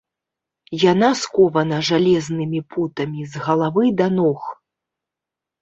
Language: Belarusian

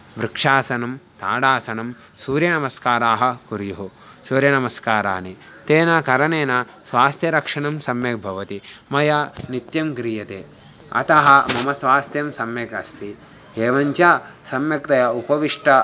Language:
Sanskrit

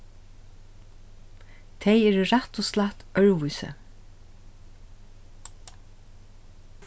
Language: Faroese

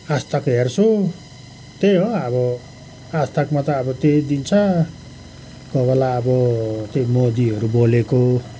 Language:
Nepali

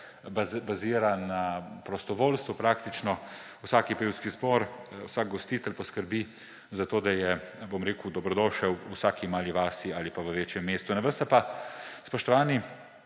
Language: Slovenian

